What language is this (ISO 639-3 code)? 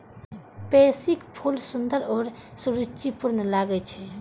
mai